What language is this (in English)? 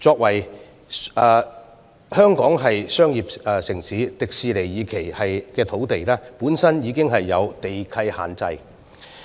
Cantonese